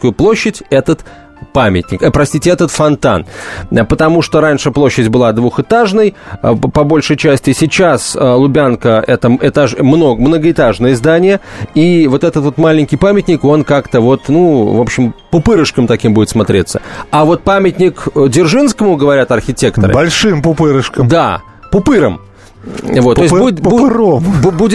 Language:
Russian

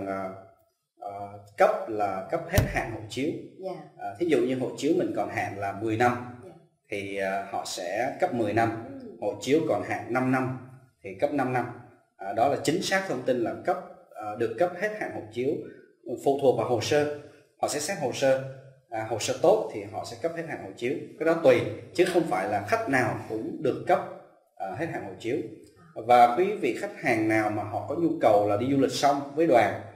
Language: Vietnamese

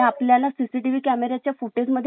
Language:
Marathi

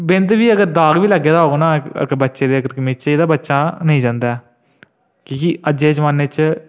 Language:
Dogri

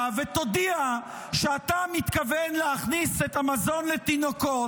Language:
Hebrew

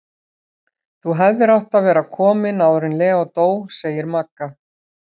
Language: Icelandic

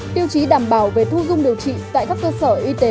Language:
Vietnamese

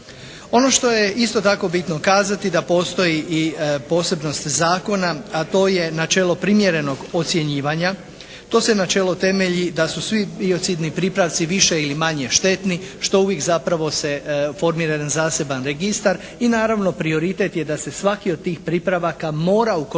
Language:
Croatian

